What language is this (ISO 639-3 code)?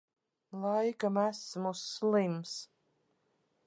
lav